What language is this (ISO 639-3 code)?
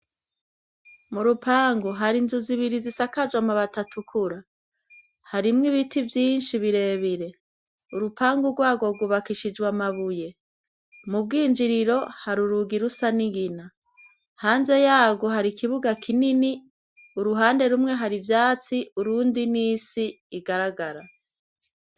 run